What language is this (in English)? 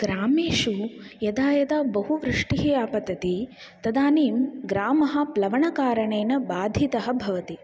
Sanskrit